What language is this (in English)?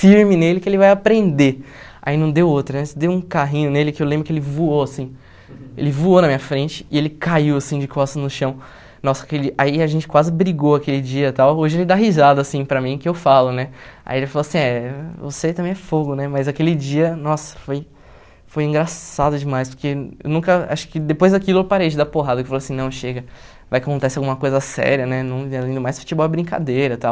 Portuguese